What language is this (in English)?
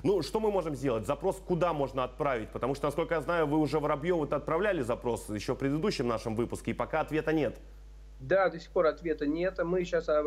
Russian